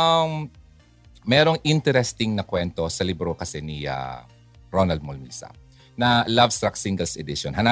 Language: Filipino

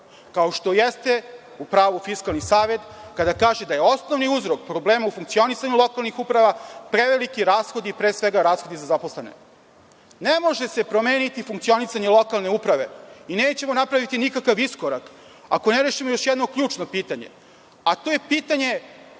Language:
Serbian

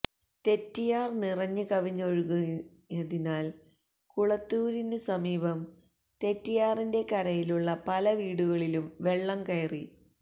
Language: Malayalam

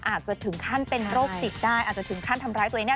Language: Thai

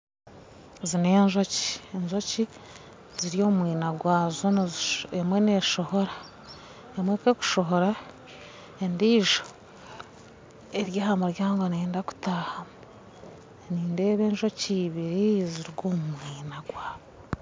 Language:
Nyankole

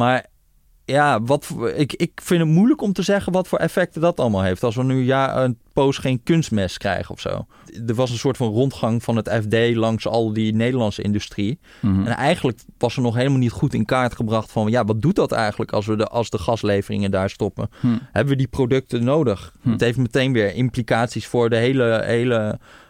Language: Dutch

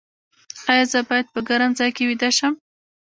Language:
Pashto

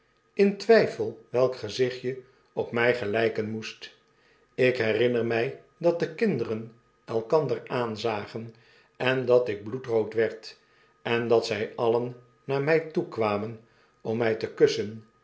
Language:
Dutch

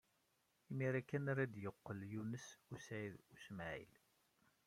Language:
Kabyle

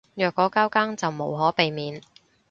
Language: Cantonese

